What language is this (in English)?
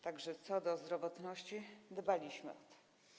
Polish